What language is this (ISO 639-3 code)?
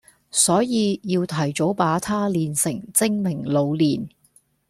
yue